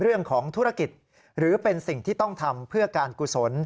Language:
Thai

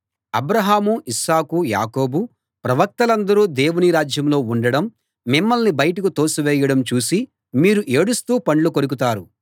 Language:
Telugu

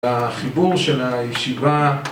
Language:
Hebrew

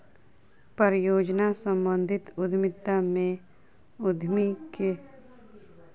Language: Maithili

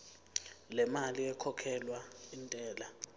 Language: Zulu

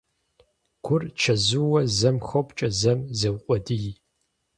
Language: Kabardian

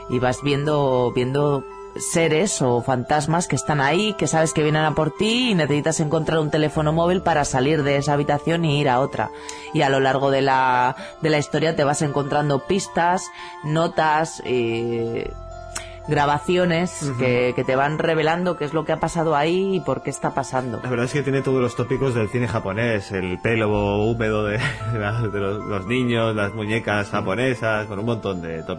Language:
Spanish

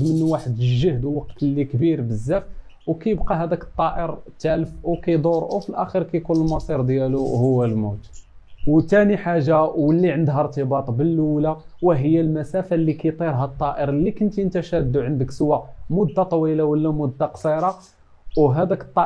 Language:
Arabic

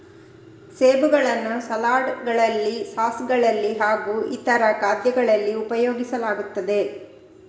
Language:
Kannada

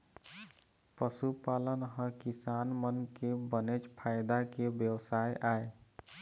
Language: Chhattisgarhi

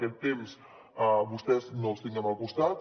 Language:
Catalan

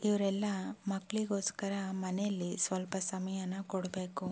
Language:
Kannada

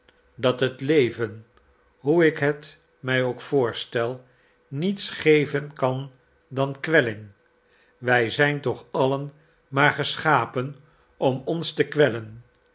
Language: Dutch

